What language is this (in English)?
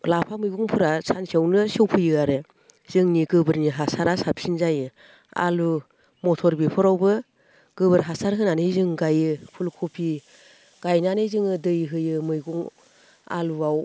Bodo